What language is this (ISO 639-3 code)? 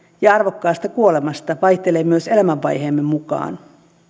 fin